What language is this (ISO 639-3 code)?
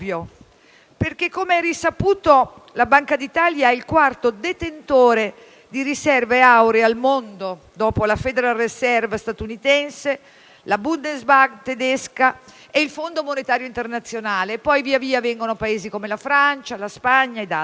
ita